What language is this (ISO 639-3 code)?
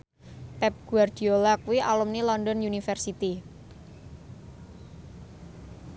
jav